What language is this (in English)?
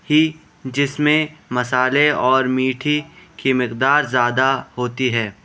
Urdu